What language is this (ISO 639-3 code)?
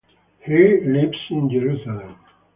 eng